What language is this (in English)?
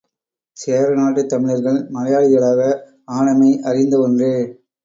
Tamil